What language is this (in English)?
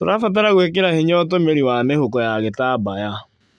Kikuyu